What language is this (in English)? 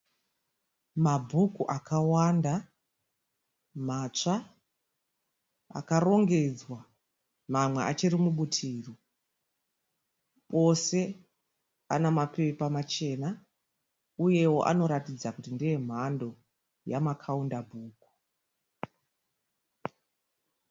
Shona